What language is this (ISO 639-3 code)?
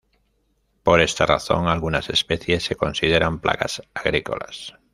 spa